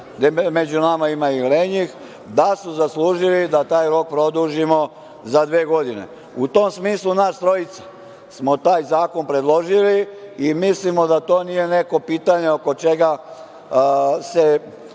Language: Serbian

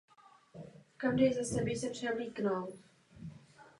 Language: Czech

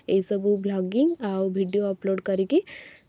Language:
Odia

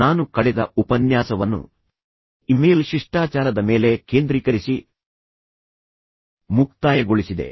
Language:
Kannada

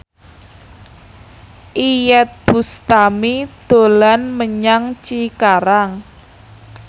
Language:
Javanese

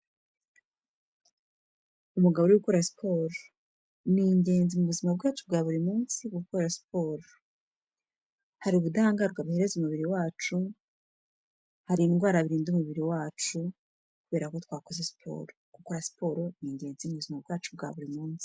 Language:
Kinyarwanda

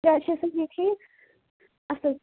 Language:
Kashmiri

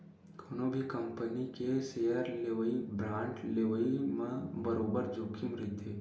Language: Chhattisgarhi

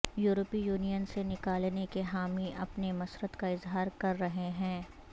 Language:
Urdu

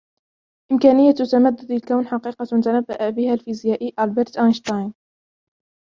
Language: Arabic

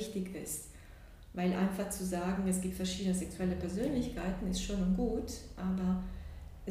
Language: German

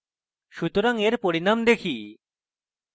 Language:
Bangla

